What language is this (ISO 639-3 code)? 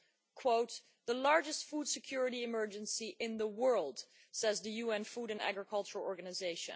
eng